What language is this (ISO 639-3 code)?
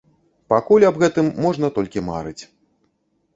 bel